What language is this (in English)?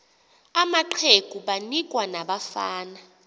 Xhosa